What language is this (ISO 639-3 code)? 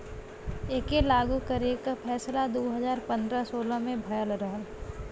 bho